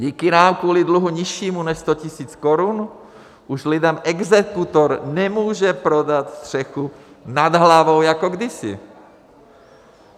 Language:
Czech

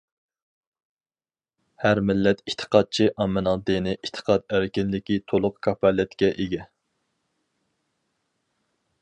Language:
Uyghur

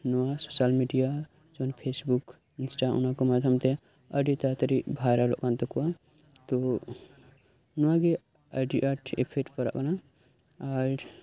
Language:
Santali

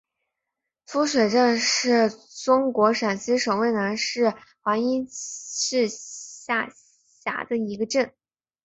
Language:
Chinese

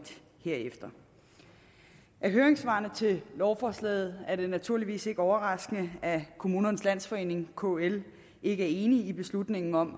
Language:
Danish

